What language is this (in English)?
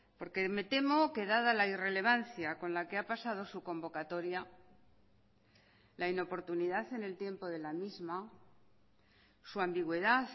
Spanish